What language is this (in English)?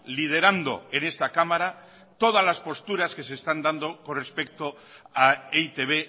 Spanish